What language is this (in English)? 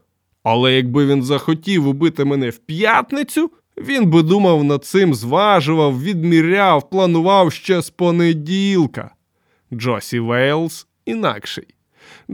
Ukrainian